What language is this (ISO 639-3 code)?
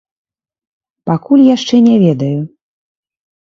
bel